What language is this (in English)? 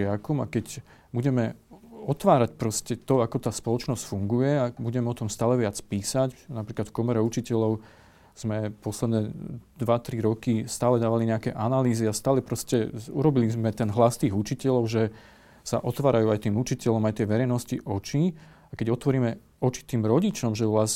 Slovak